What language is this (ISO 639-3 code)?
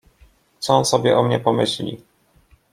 pol